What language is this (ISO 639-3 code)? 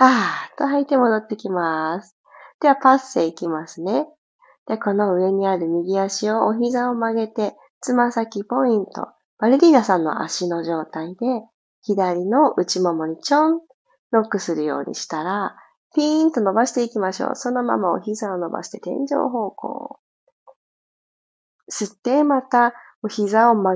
jpn